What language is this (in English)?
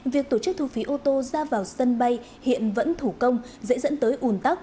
Vietnamese